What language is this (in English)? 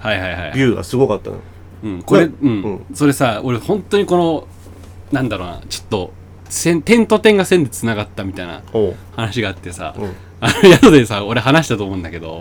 Japanese